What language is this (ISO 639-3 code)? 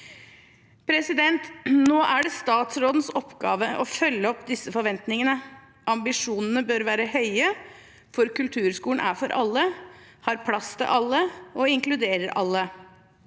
nor